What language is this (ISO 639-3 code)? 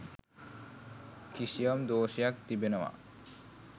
sin